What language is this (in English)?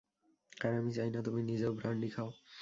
Bangla